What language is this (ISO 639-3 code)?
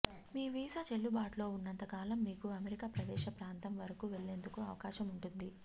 tel